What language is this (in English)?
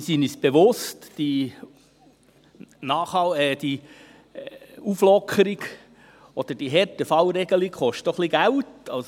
Swiss German